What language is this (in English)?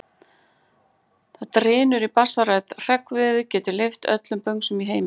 Icelandic